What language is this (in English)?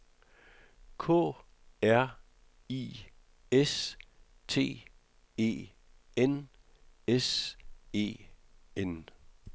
Danish